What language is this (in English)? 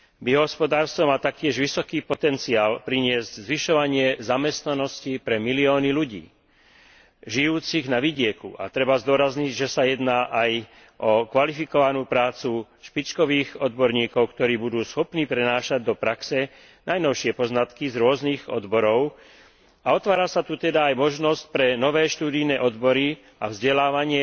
Slovak